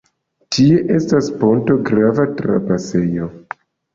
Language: Esperanto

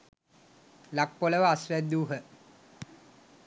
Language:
Sinhala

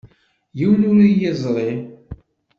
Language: Kabyle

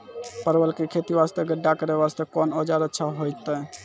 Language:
Maithili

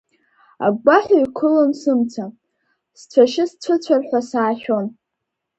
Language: Abkhazian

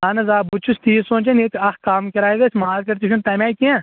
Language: Kashmiri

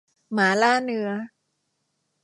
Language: Thai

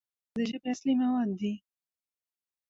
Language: Pashto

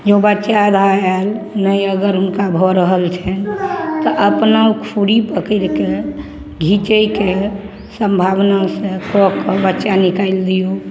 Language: Maithili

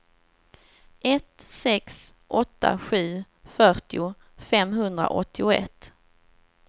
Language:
Swedish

